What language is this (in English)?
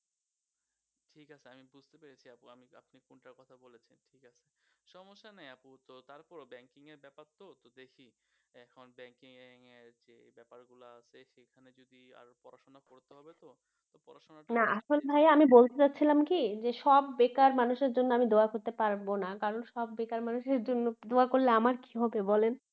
Bangla